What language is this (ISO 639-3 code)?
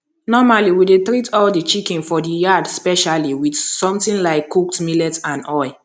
pcm